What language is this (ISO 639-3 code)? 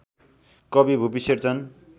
nep